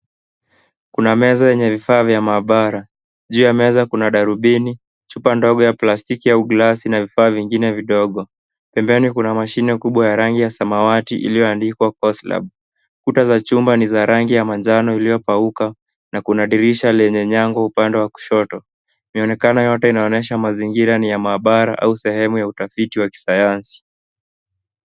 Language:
Swahili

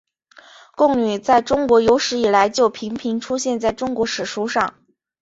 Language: Chinese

